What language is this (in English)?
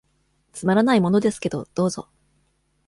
Japanese